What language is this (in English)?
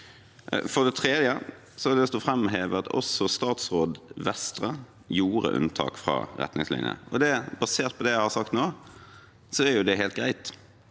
Norwegian